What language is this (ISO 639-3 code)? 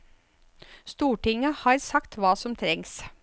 nor